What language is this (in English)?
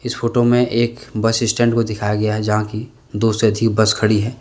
Hindi